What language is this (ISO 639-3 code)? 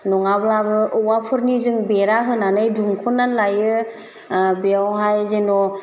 brx